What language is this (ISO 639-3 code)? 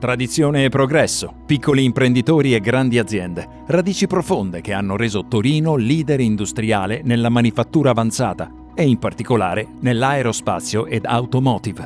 ita